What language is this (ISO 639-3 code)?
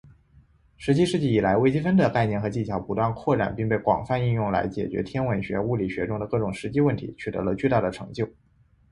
zho